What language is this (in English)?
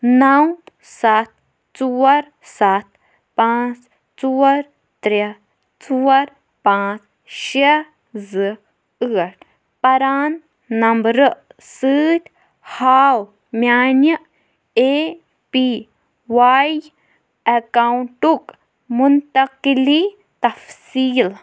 Kashmiri